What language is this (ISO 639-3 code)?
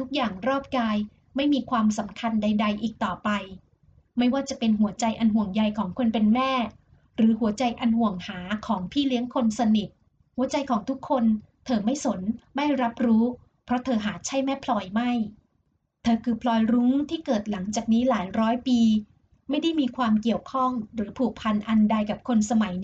tha